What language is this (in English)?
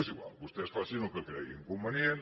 Catalan